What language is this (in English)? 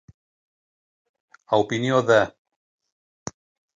Catalan